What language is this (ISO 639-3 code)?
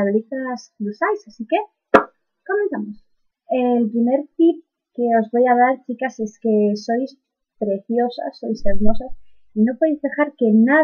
spa